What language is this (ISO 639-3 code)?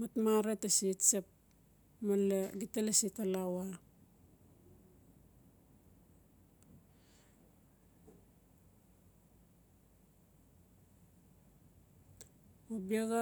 ncf